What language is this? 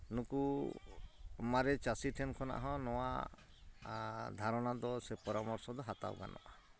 Santali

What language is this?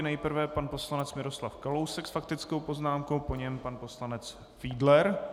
Czech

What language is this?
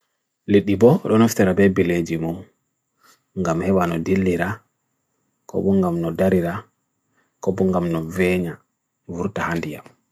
Bagirmi Fulfulde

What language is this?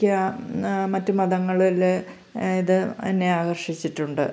Malayalam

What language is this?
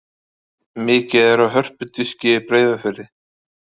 Icelandic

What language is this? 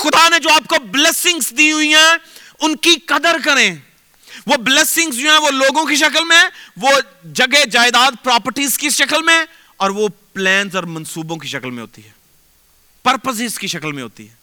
Urdu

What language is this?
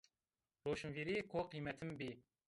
Zaza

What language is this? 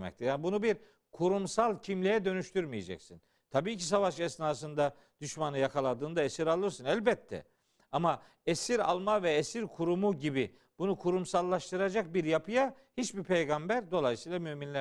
Turkish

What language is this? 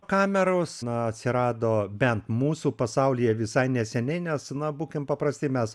Lithuanian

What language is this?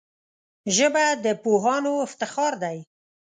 Pashto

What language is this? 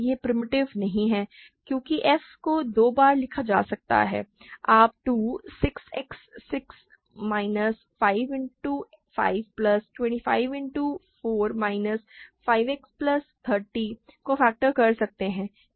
Hindi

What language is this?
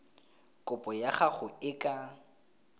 Tswana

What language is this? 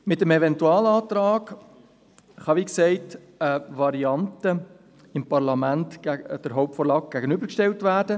Swiss German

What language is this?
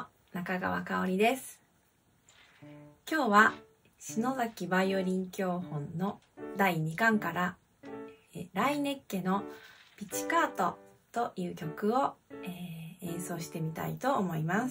Japanese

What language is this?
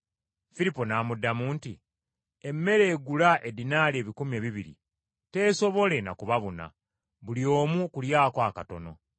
Ganda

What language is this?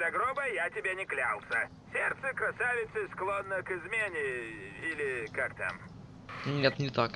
Russian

